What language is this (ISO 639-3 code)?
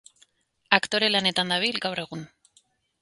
eus